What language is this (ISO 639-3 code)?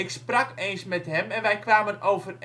nld